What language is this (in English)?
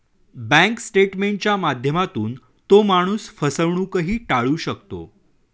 Marathi